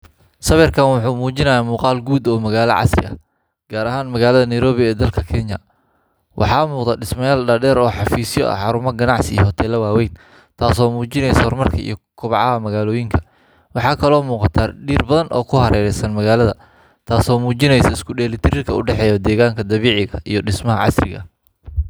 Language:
Somali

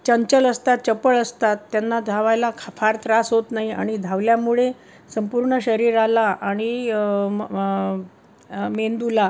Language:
Marathi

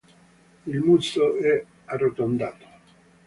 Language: Italian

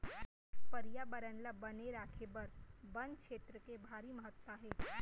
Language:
Chhattisgarhi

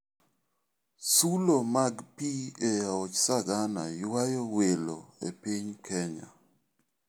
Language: Luo (Kenya and Tanzania)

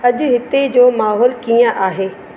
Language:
Sindhi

